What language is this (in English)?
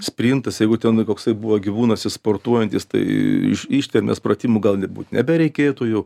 Lithuanian